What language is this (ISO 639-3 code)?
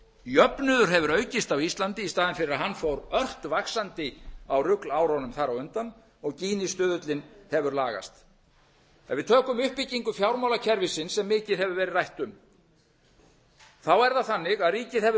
isl